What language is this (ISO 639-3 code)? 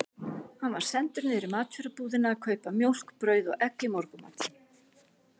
isl